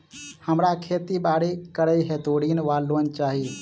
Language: Maithili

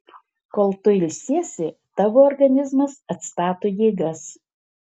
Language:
Lithuanian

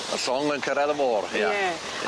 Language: Welsh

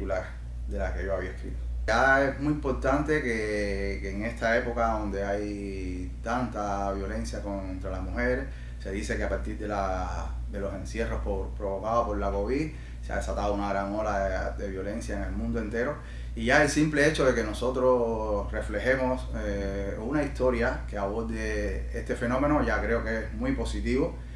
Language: Spanish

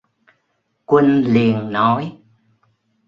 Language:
Vietnamese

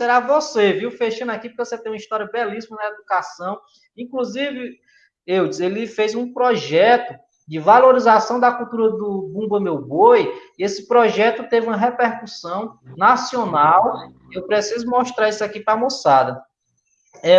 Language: Portuguese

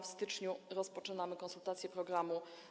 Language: Polish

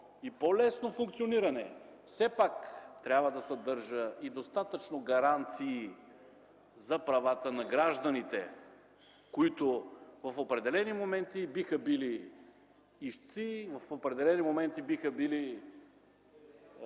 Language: Bulgarian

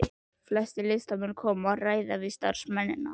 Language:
Icelandic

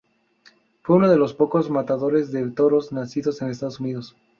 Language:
Spanish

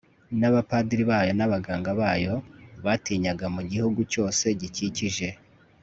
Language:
Kinyarwanda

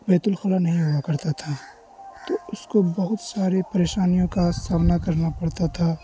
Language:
Urdu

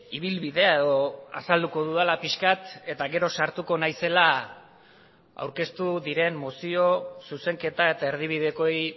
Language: Basque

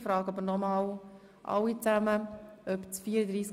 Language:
Swiss German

